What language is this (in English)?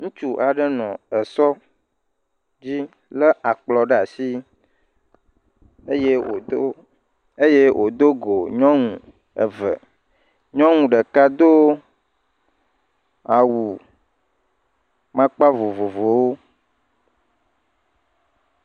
Ewe